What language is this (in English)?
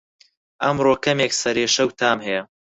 Central Kurdish